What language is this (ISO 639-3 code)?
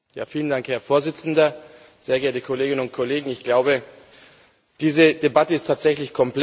deu